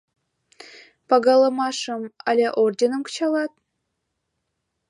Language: Mari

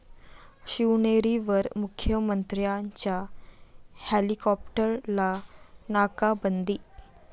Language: Marathi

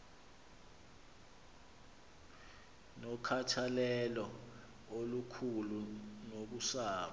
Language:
Xhosa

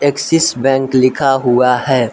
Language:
Hindi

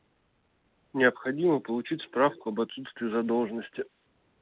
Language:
Russian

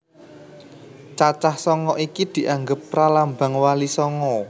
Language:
Javanese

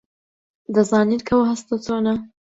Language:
Central Kurdish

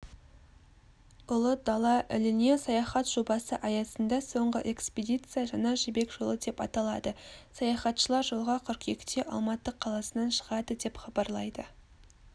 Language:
Kazakh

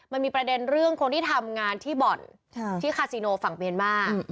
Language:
Thai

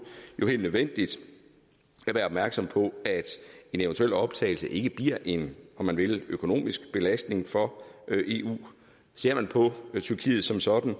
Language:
Danish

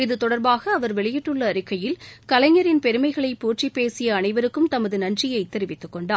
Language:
Tamil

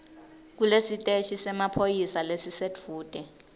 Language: Swati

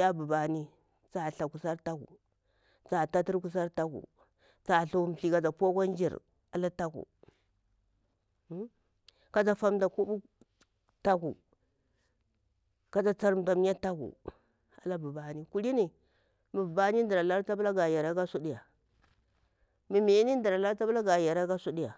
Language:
Bura-Pabir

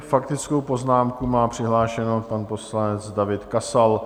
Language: Czech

